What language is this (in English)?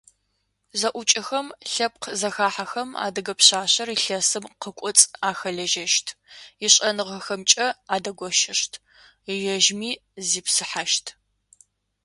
Adyghe